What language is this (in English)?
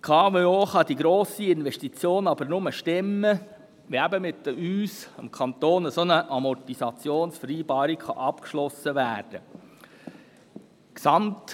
Swiss German